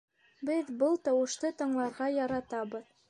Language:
Bashkir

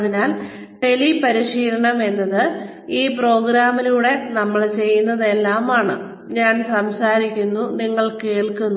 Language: Malayalam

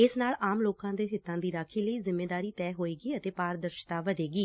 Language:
Punjabi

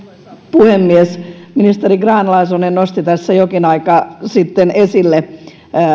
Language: Finnish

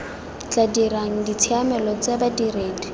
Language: Tswana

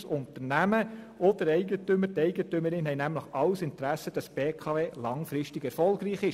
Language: Swiss German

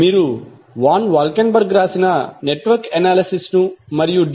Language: Telugu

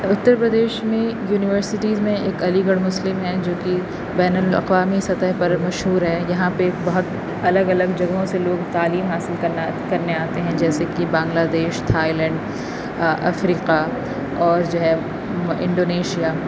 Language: Urdu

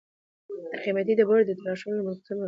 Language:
Pashto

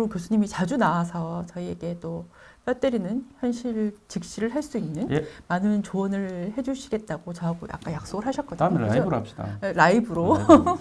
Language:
Korean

